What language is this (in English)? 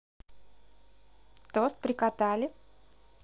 Russian